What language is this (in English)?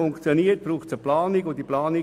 Swiss German